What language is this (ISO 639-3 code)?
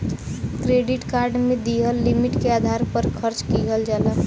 bho